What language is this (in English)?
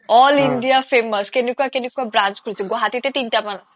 Assamese